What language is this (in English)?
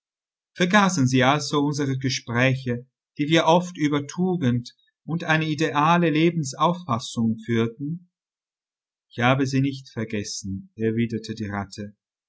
German